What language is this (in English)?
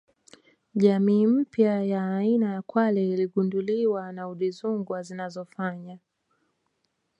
Swahili